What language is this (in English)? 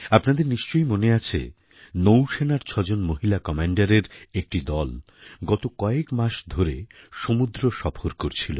Bangla